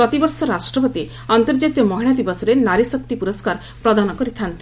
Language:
Odia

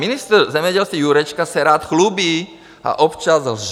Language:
Czech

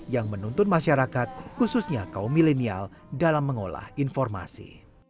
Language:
Indonesian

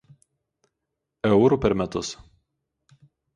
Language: Lithuanian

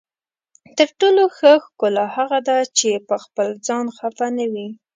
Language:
Pashto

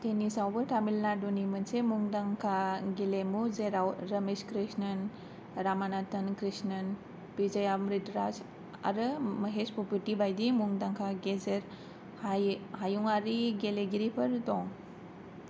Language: Bodo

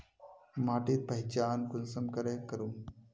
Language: Magahi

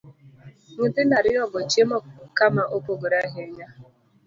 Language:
Luo (Kenya and Tanzania)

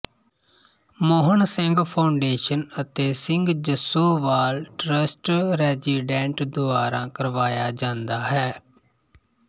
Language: Punjabi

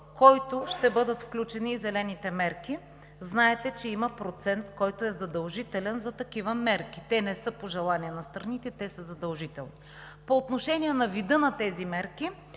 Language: Bulgarian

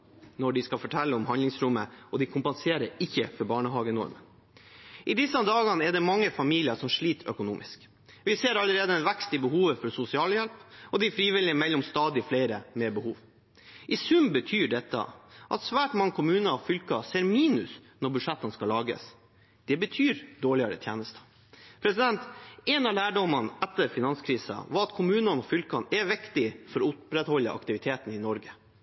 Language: Norwegian Bokmål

